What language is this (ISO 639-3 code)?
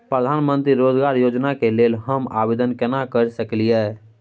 mai